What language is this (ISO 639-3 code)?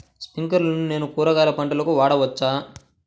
tel